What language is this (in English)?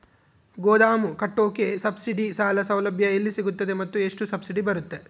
Kannada